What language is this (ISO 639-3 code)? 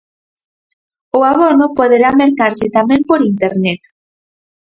glg